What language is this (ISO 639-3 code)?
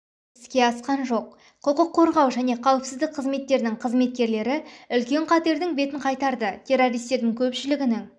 kaz